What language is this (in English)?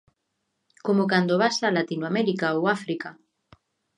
Galician